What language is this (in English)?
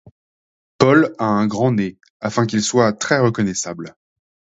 French